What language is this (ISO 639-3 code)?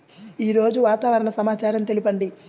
tel